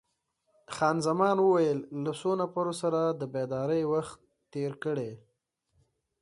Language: Pashto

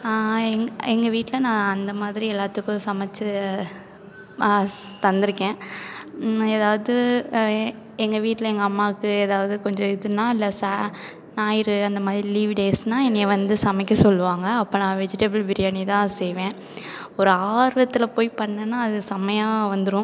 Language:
Tamil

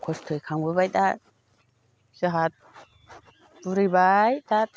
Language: Bodo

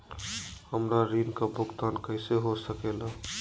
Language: Magahi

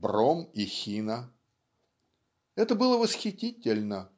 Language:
Russian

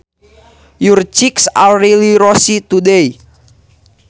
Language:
Sundanese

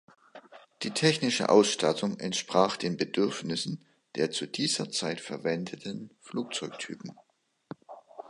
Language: German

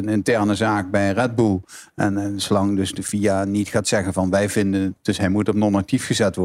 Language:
Dutch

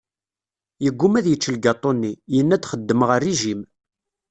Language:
Kabyle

